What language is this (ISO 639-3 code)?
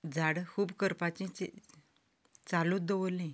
kok